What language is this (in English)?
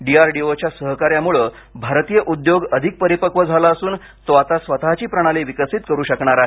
Marathi